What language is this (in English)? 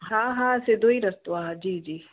Sindhi